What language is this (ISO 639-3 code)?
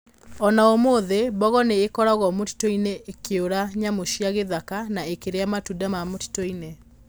kik